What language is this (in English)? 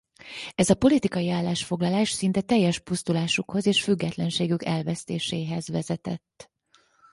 Hungarian